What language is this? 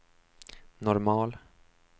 Swedish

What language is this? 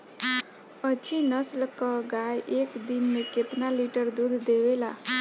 Bhojpuri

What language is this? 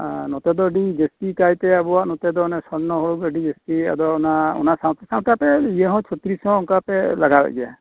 Santali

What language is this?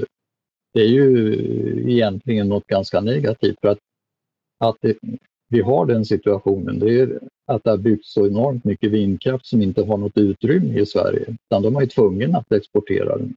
Swedish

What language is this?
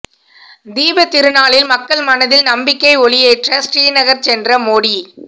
Tamil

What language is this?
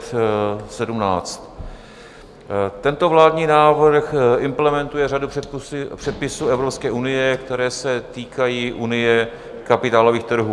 Czech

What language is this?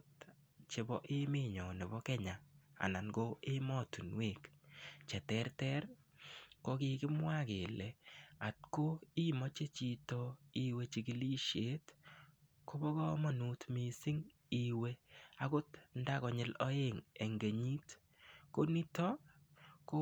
Kalenjin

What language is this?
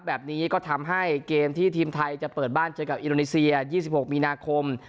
Thai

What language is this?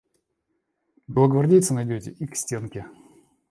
Russian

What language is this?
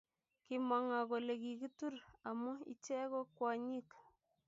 Kalenjin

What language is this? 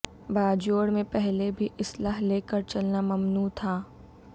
Urdu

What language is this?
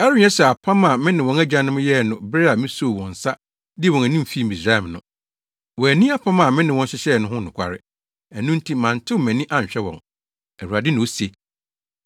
Akan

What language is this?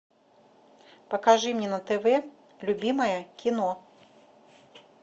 Russian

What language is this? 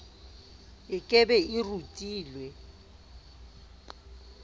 Southern Sotho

